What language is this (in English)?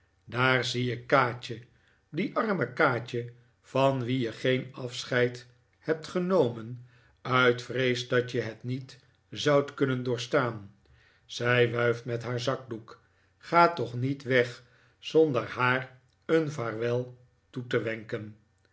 Dutch